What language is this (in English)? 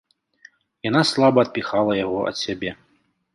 Belarusian